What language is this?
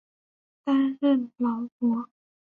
Chinese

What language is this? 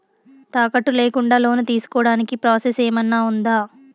Telugu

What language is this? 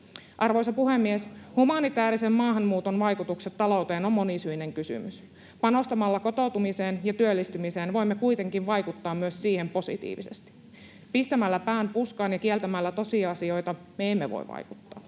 Finnish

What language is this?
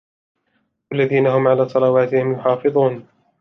Arabic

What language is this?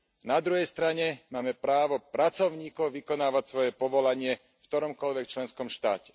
Slovak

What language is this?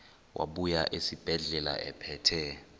Xhosa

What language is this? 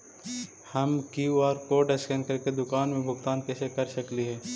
Magahi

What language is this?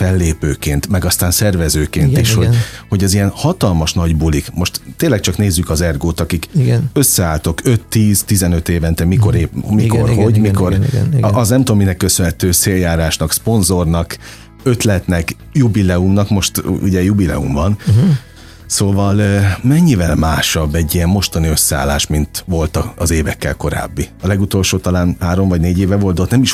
Hungarian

